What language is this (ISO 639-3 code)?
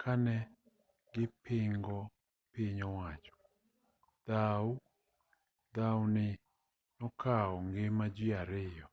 luo